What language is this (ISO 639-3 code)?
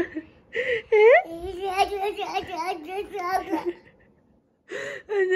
tur